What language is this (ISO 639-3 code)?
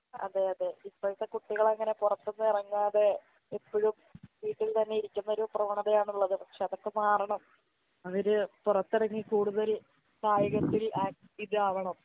mal